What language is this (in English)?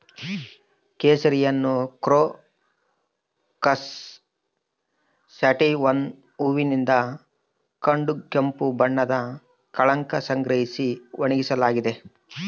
Kannada